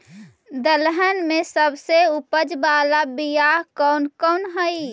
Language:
Magahi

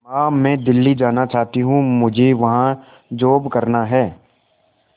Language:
Hindi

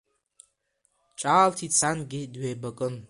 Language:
Abkhazian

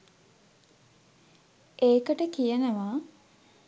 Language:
Sinhala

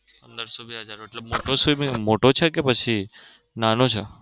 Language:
Gujarati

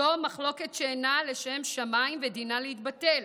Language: Hebrew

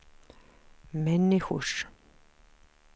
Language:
Swedish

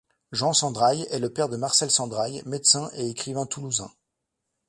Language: French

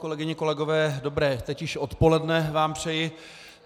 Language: Czech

